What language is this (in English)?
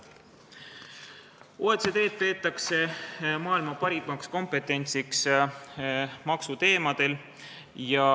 Estonian